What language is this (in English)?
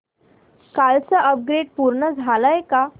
Marathi